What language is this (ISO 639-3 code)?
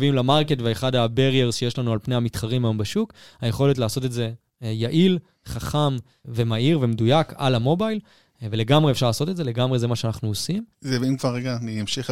heb